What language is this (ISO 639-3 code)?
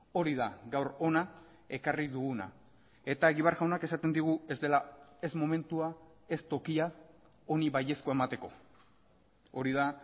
eus